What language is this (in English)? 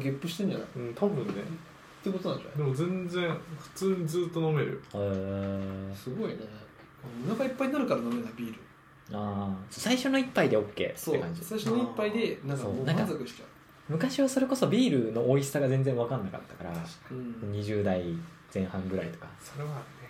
Japanese